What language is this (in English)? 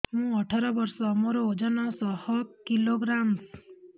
Odia